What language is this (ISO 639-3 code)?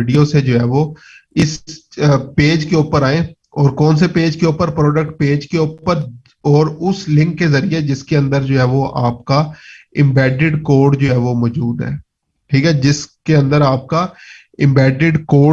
urd